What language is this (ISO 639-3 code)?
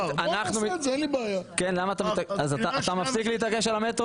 heb